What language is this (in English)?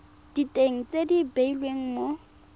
Tswana